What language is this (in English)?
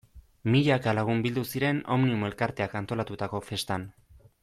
Basque